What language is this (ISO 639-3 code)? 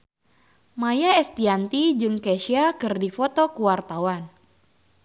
sun